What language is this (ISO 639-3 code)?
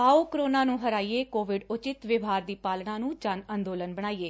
pan